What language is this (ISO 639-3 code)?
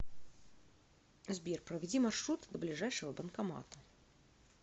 rus